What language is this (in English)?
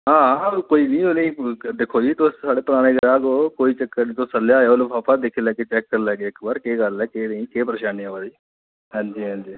Dogri